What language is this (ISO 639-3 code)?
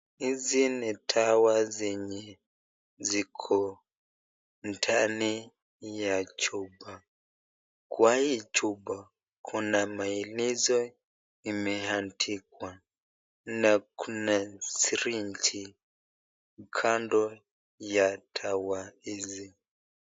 swa